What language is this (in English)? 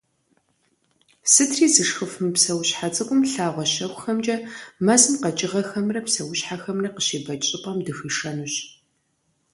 Kabardian